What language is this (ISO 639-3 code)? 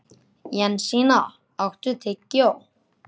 isl